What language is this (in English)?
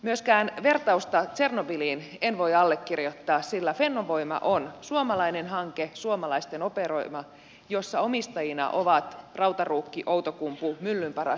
Finnish